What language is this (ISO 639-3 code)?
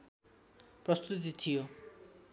nep